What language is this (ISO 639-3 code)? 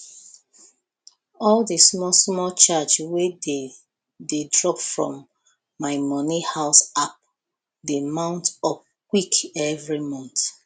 pcm